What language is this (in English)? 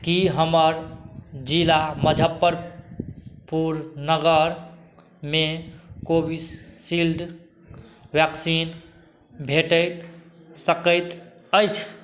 Maithili